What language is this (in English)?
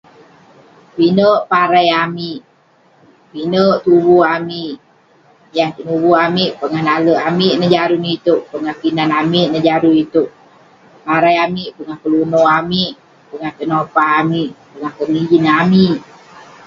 Western Penan